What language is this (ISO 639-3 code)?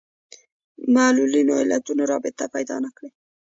pus